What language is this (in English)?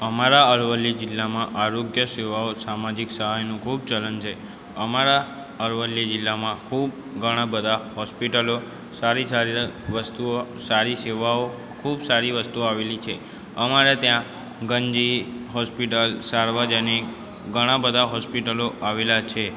Gujarati